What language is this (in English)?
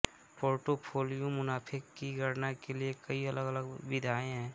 Hindi